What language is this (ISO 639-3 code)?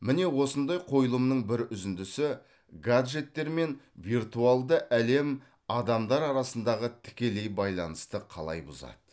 kaz